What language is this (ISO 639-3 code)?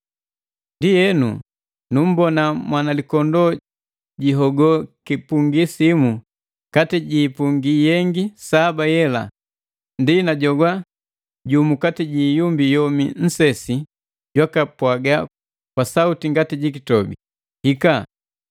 mgv